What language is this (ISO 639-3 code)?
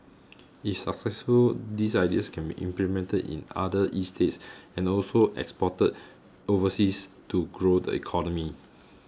eng